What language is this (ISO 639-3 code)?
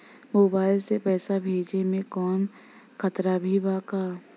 bho